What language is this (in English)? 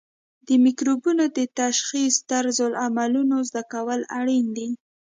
Pashto